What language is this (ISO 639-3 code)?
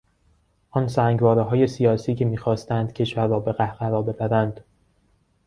fas